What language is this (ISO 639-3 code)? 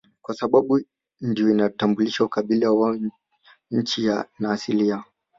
swa